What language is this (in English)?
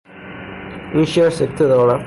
Persian